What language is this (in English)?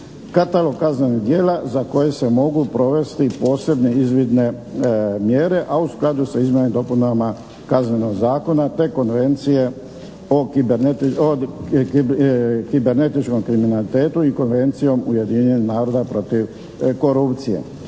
Croatian